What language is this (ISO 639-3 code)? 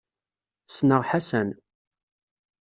kab